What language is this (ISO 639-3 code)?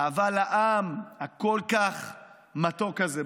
heb